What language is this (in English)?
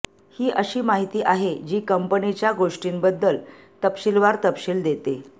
Marathi